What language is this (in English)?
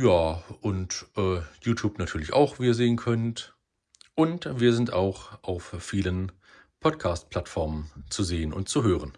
German